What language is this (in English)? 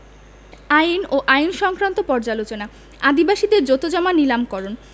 Bangla